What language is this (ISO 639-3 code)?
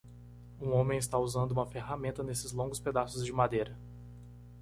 por